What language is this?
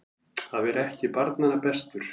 Icelandic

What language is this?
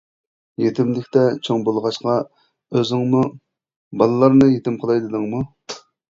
Uyghur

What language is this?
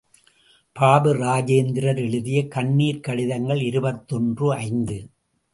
Tamil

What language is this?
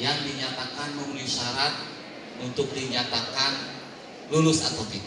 Indonesian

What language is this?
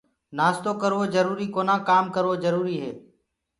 Gurgula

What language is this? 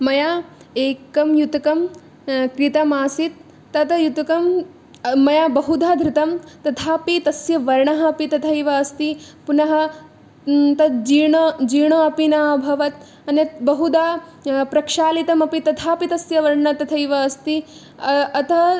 Sanskrit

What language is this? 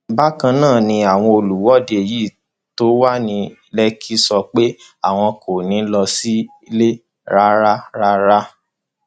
Yoruba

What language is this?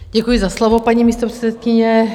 Czech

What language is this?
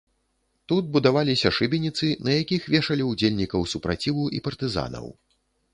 Belarusian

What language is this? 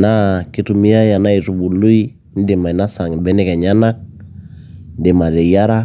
Masai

